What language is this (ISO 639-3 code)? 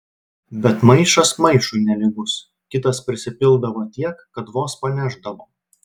lit